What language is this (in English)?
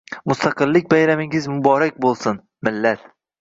Uzbek